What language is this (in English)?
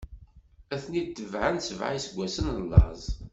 Kabyle